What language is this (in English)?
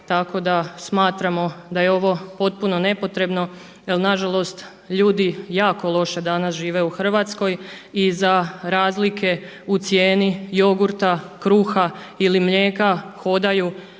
Croatian